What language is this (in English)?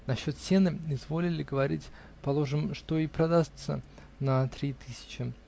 Russian